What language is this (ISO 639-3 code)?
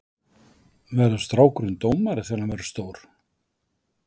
isl